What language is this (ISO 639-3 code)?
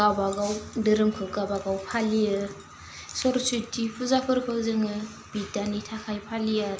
brx